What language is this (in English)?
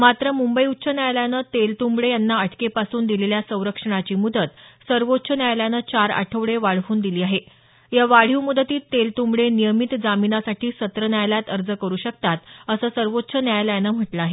Marathi